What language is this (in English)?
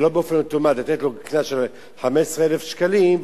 Hebrew